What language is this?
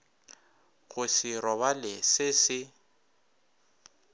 Northern Sotho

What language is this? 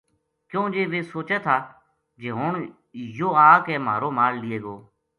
Gujari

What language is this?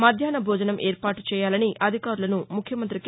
Telugu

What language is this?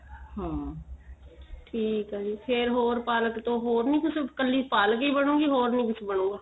Punjabi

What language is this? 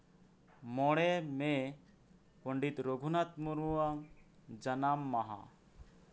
Santali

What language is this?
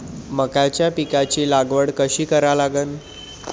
Marathi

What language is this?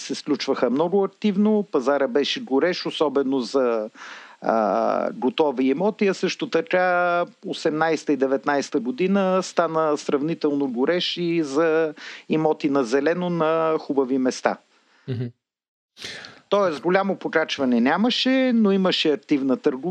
Bulgarian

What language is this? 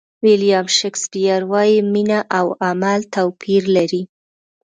Pashto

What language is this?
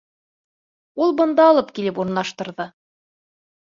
Bashkir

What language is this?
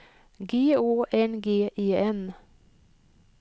Swedish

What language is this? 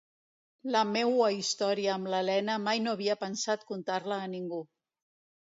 Catalan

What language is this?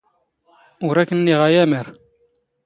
Standard Moroccan Tamazight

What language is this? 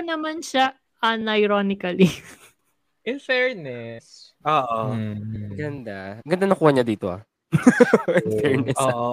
Filipino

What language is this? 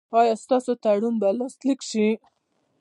Pashto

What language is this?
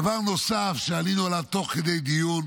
Hebrew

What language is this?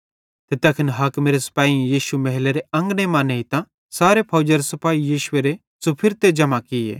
Bhadrawahi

